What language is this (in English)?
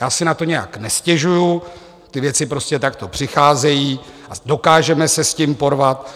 Czech